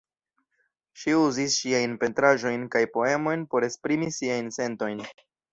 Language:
Esperanto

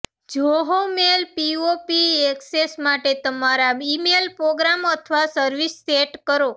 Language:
Gujarati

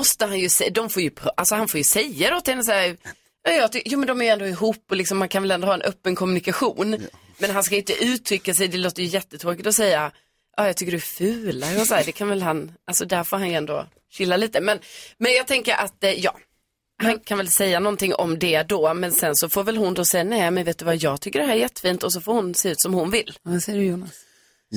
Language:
Swedish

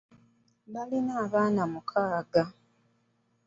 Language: Ganda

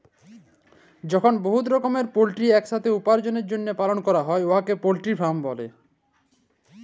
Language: Bangla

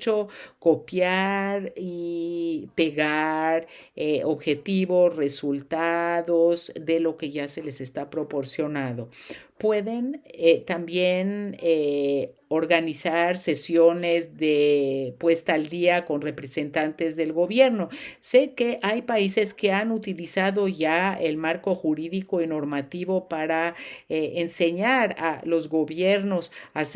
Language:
Spanish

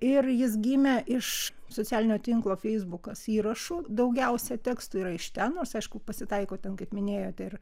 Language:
Lithuanian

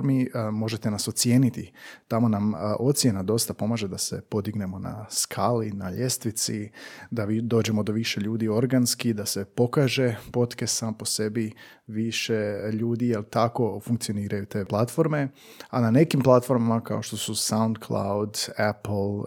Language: Croatian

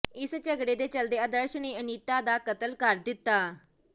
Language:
Punjabi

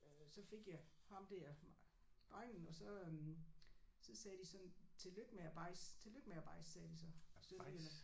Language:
Danish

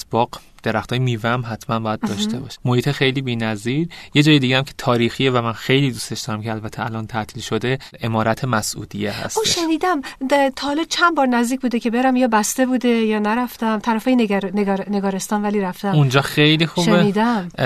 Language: Persian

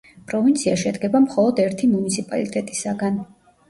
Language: Georgian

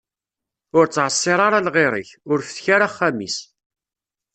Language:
Kabyle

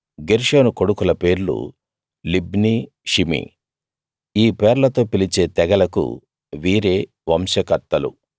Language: Telugu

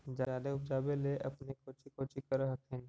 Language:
Magahi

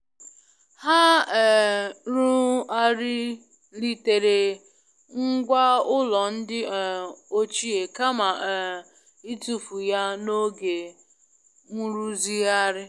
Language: Igbo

